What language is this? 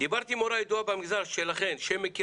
Hebrew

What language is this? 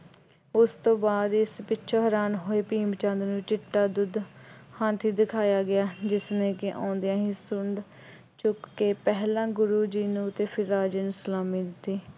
Punjabi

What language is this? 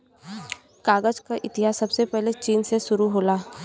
Bhojpuri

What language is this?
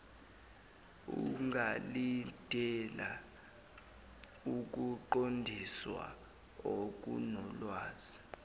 Zulu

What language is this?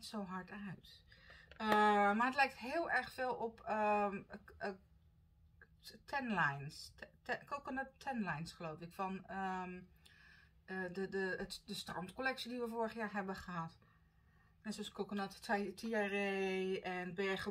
Dutch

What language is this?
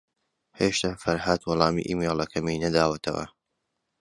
Central Kurdish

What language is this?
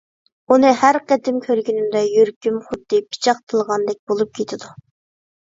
Uyghur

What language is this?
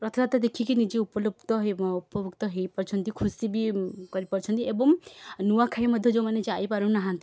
Odia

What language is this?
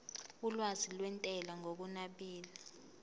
Zulu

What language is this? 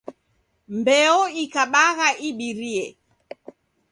Taita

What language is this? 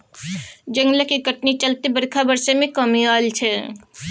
Maithili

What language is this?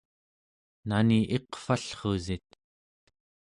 Central Yupik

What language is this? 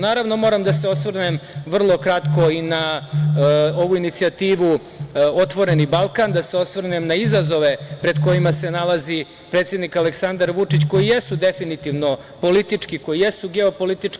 Serbian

